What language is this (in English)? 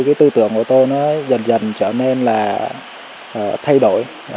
Vietnamese